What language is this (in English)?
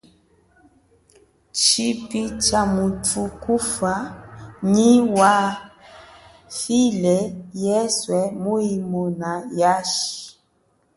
Chokwe